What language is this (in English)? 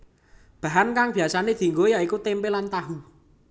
Javanese